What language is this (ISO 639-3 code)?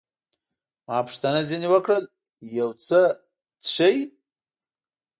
pus